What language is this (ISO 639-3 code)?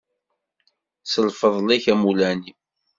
kab